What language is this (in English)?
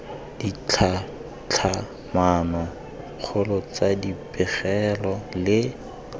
Tswana